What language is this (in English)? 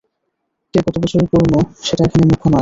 Bangla